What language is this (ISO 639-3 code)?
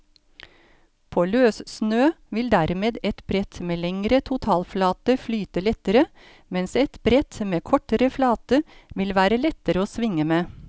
nor